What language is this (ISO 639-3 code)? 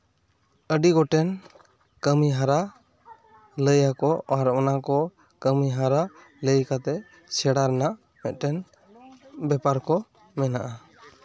sat